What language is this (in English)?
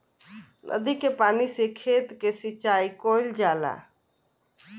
Bhojpuri